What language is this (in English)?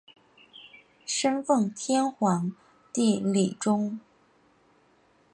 Chinese